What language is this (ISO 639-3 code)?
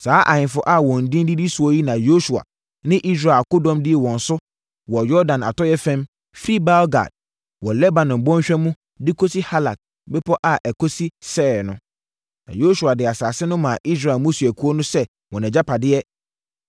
aka